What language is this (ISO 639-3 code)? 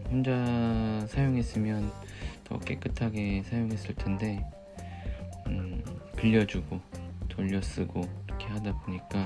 kor